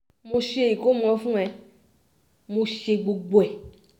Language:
Yoruba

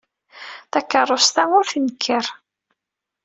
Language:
Kabyle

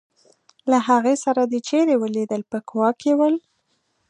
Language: Pashto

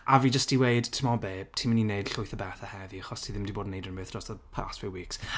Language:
Welsh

